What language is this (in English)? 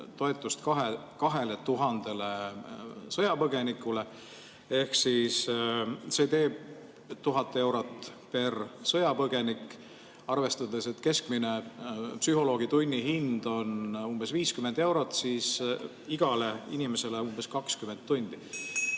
Estonian